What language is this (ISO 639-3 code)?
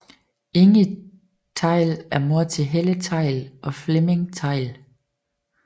dan